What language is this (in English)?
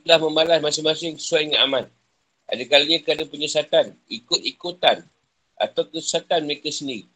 Malay